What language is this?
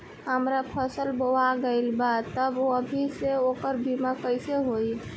Bhojpuri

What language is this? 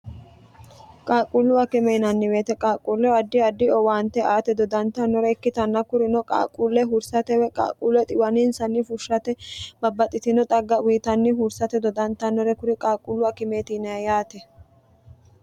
Sidamo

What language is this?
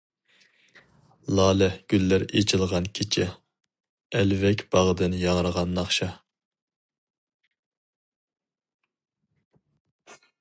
Uyghur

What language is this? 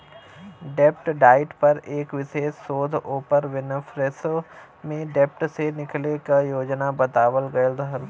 Bhojpuri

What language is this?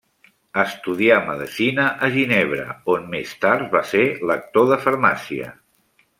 Catalan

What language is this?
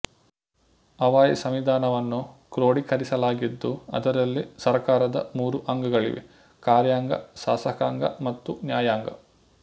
Kannada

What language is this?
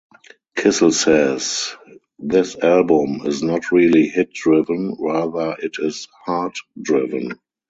English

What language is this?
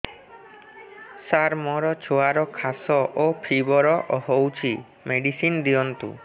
Odia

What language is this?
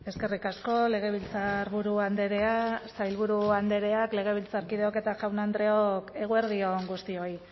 Basque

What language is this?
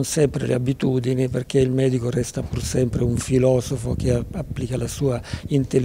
Italian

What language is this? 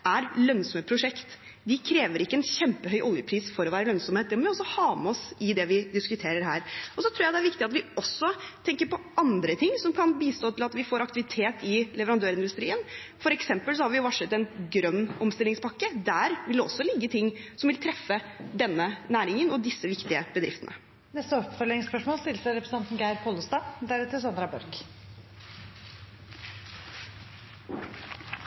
Norwegian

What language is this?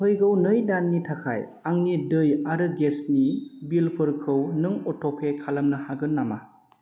Bodo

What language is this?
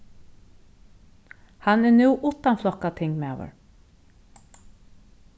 Faroese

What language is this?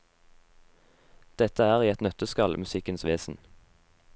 Norwegian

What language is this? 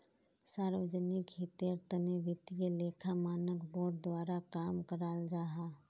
Magahi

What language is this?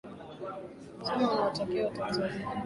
Swahili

